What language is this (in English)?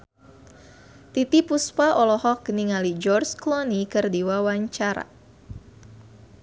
Sundanese